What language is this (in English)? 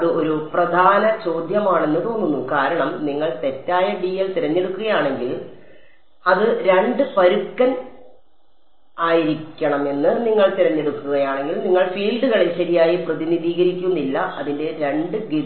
Malayalam